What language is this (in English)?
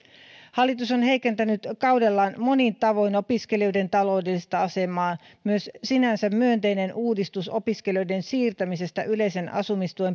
Finnish